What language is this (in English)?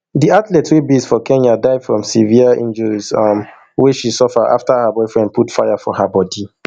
Nigerian Pidgin